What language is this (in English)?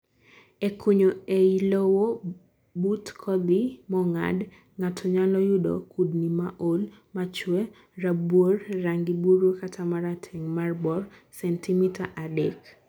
Luo (Kenya and Tanzania)